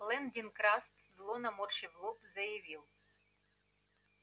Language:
Russian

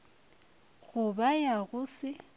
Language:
Northern Sotho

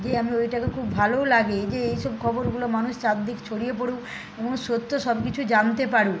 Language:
Bangla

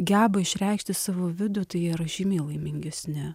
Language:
Lithuanian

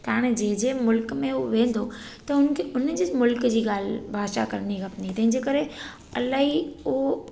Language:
Sindhi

